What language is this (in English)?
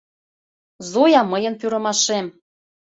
Mari